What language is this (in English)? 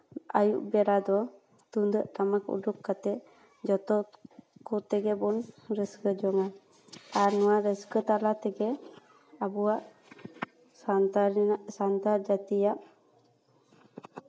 Santali